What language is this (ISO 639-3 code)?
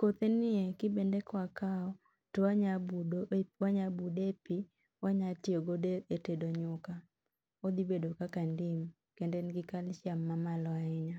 luo